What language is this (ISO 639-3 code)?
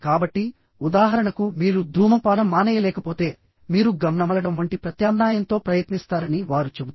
tel